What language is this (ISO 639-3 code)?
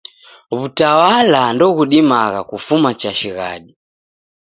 dav